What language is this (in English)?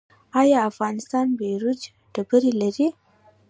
Pashto